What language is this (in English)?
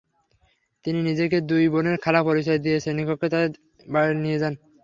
Bangla